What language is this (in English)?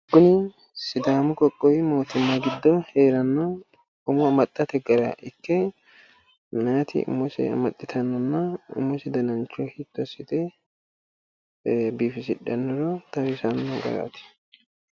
Sidamo